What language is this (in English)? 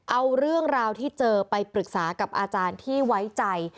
Thai